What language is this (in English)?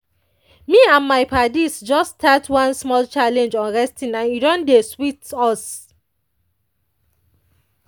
Nigerian Pidgin